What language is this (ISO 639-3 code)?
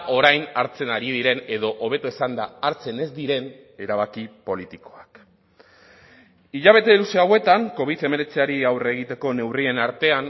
eus